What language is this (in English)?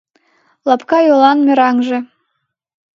Mari